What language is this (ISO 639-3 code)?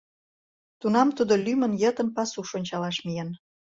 chm